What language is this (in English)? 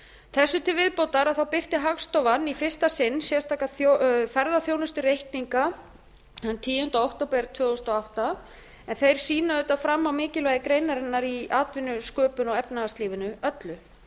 Icelandic